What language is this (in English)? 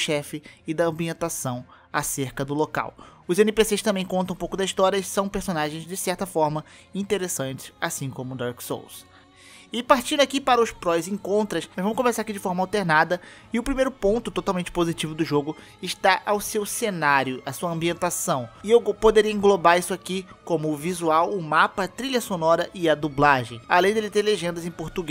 Portuguese